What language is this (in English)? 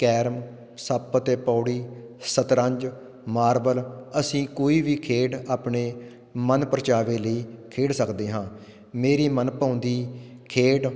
Punjabi